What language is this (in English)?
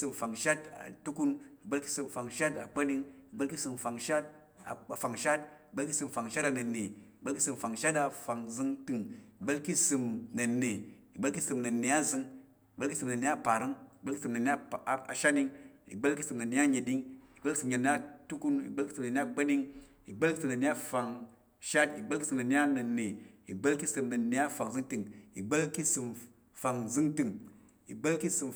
Tarok